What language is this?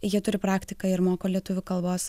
Lithuanian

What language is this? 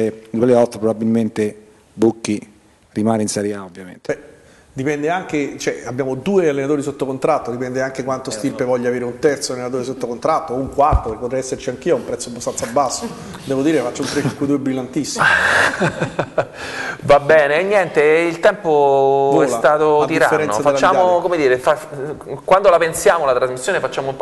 Italian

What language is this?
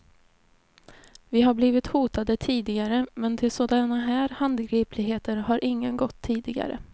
Swedish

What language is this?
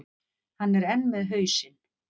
Icelandic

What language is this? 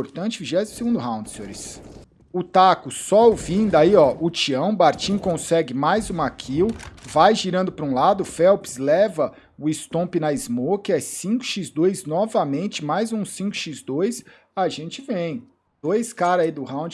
Portuguese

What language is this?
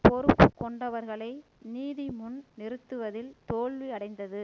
Tamil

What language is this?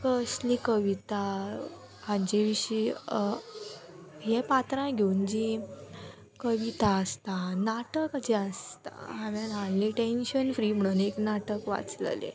Konkani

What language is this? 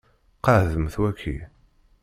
Kabyle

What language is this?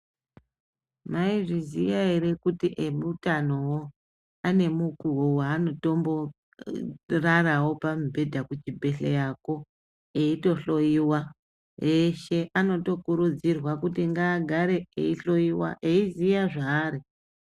Ndau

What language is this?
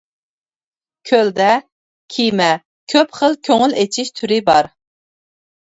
Uyghur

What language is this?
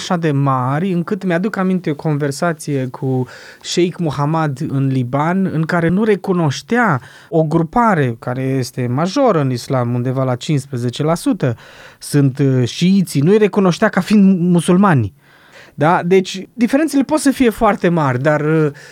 Romanian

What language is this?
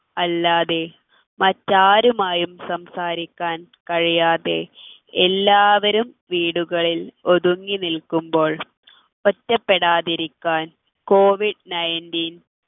Malayalam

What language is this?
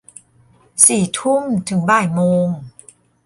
Thai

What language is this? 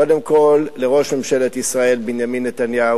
Hebrew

